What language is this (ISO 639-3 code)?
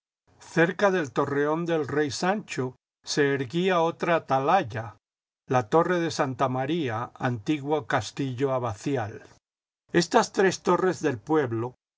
spa